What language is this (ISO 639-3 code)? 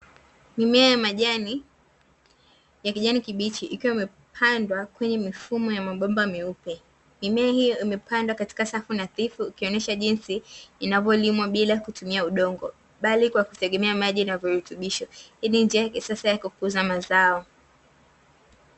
swa